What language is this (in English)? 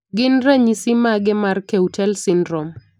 Luo (Kenya and Tanzania)